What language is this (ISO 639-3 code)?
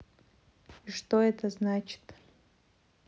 rus